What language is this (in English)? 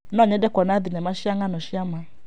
Kikuyu